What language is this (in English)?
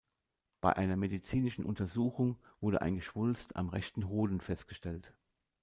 German